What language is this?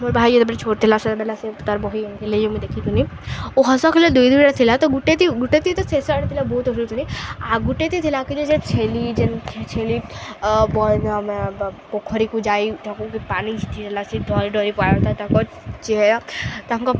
Odia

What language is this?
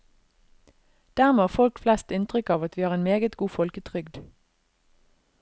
Norwegian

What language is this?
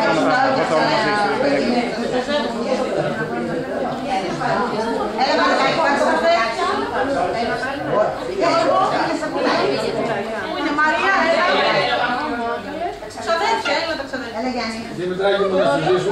Greek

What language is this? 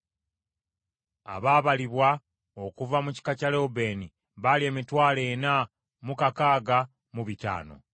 Ganda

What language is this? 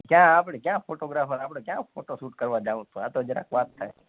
Gujarati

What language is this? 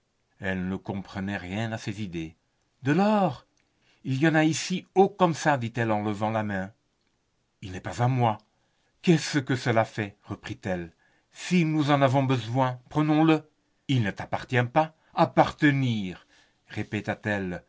French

